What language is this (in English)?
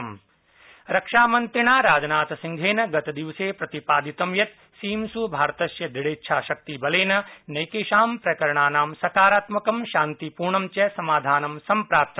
Sanskrit